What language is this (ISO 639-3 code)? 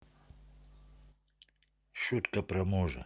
rus